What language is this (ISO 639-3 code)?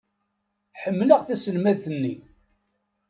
kab